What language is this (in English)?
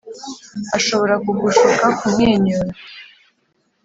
Kinyarwanda